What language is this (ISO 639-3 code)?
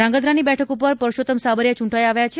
guj